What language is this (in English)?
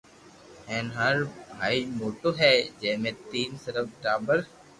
Loarki